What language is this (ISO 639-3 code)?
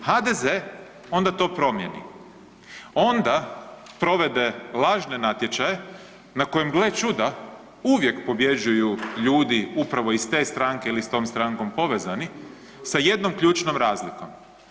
hrv